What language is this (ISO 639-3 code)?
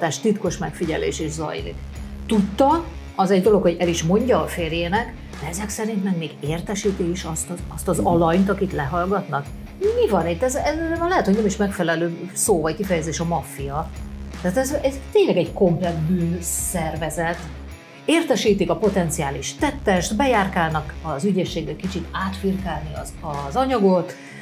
hun